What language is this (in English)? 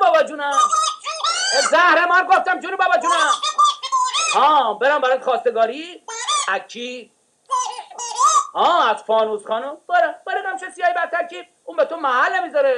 Persian